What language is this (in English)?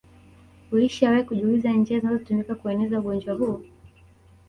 Swahili